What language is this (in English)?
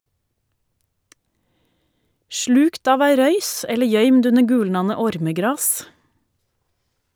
Norwegian